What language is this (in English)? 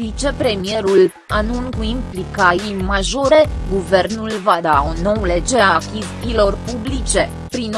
Romanian